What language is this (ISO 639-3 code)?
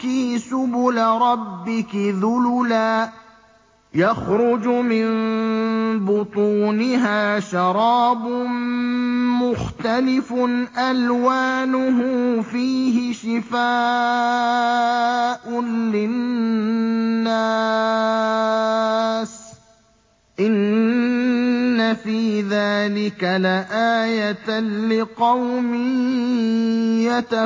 ara